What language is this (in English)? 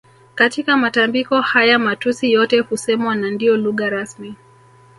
Swahili